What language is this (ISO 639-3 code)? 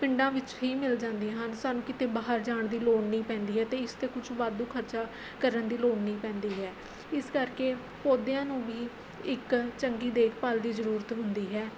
pan